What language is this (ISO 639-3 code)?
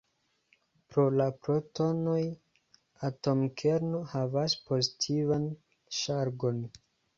epo